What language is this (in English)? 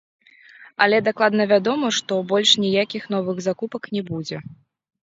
Belarusian